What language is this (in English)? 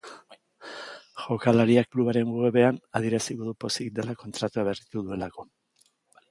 Basque